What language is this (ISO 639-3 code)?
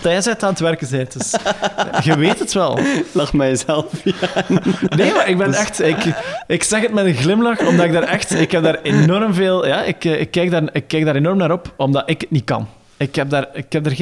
nld